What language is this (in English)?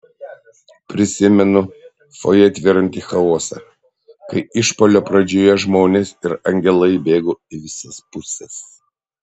Lithuanian